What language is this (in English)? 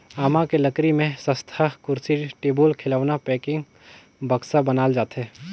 Chhattisgarhi